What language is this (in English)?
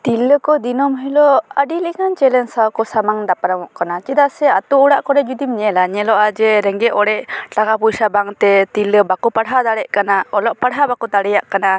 Santali